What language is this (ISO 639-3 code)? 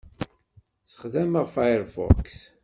kab